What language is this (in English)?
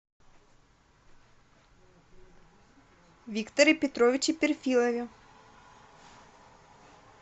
Russian